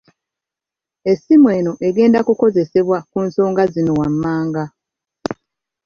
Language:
Ganda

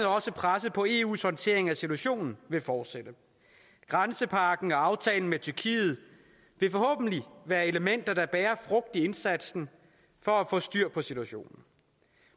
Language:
Danish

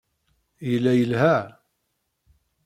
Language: Kabyle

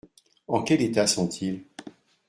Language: French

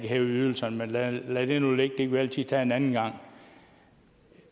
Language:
Danish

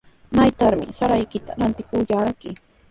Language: Sihuas Ancash Quechua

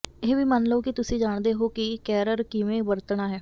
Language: Punjabi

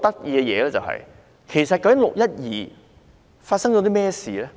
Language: Cantonese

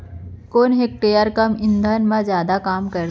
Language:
Chhattisgarhi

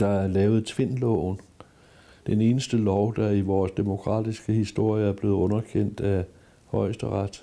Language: Danish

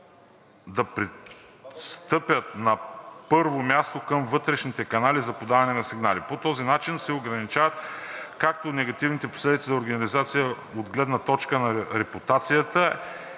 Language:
Bulgarian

